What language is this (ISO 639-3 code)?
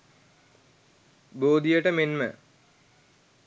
sin